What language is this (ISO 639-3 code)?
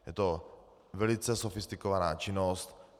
ces